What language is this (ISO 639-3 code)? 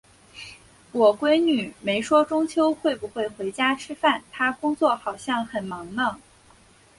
zho